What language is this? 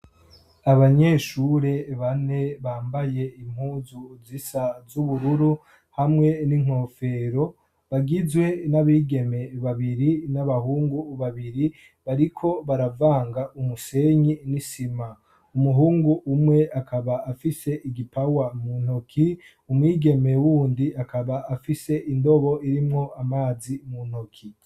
Rundi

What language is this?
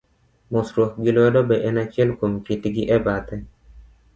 Luo (Kenya and Tanzania)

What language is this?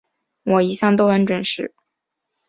Chinese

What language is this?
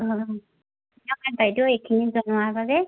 Assamese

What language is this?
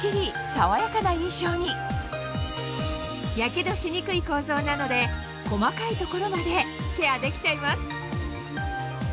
Japanese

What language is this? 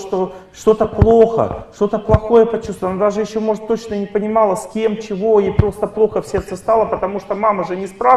Russian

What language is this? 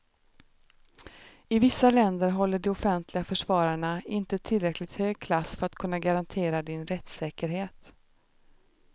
Swedish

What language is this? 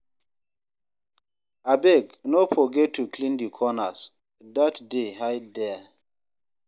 Nigerian Pidgin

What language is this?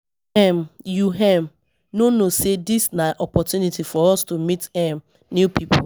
Nigerian Pidgin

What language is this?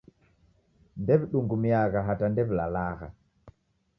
Taita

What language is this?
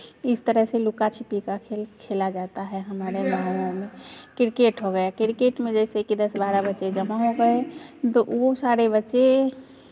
Hindi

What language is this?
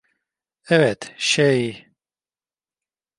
Turkish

